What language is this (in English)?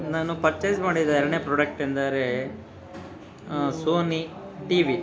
Kannada